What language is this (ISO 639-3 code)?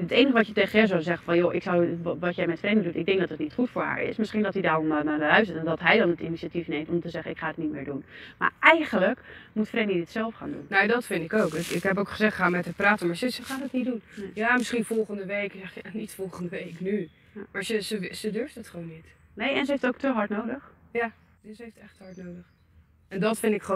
nld